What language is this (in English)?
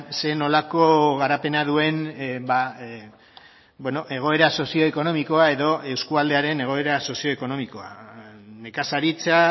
Basque